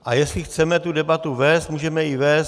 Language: Czech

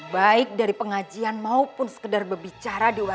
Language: Indonesian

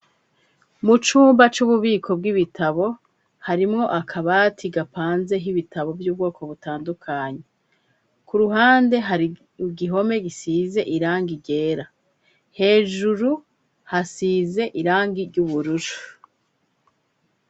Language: Rundi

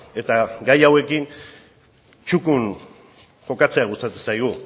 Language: Basque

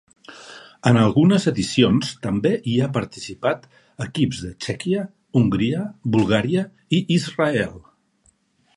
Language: Catalan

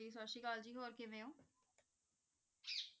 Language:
Punjabi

